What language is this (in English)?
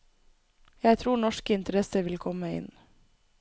Norwegian